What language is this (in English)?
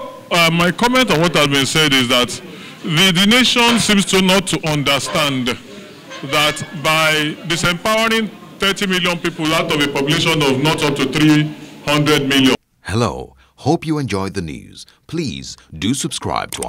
English